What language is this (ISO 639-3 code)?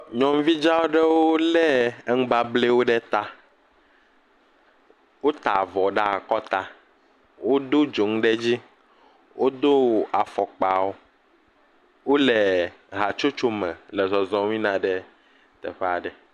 ewe